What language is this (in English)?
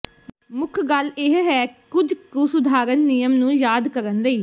Punjabi